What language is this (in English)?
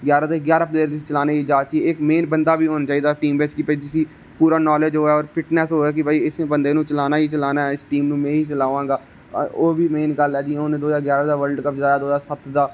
Dogri